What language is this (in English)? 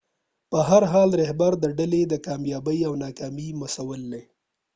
Pashto